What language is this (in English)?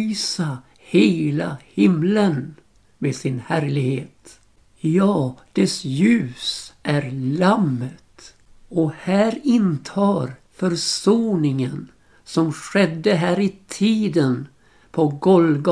Swedish